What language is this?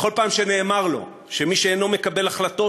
Hebrew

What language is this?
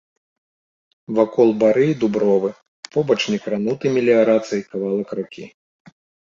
Belarusian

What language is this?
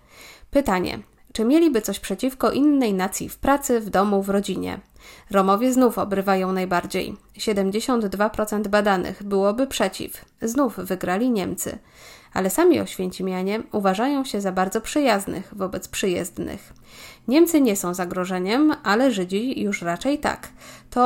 Polish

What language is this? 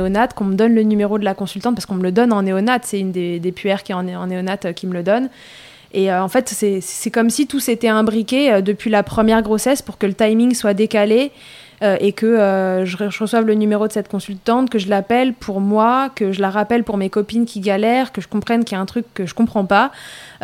French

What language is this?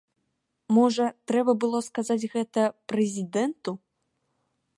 Belarusian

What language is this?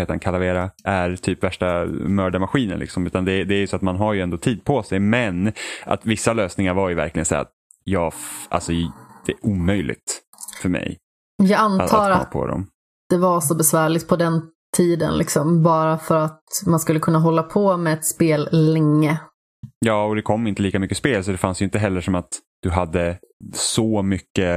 Swedish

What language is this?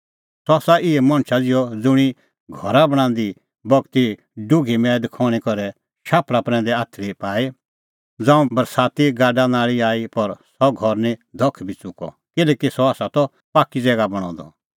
Kullu Pahari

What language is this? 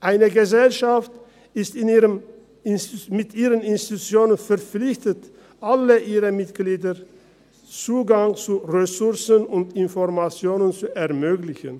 Swiss German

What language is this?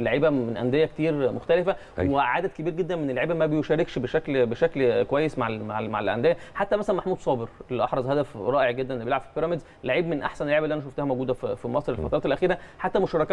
Arabic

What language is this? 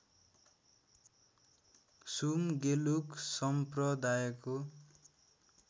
Nepali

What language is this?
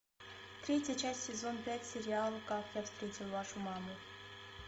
Russian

